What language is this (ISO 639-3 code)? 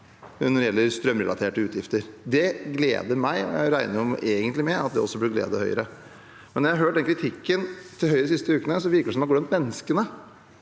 nor